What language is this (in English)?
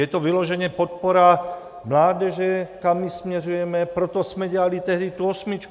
Czech